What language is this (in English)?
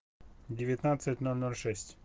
Russian